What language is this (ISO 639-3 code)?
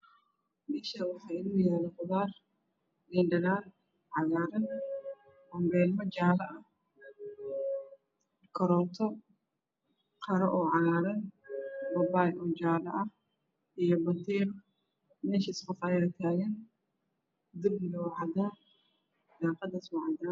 som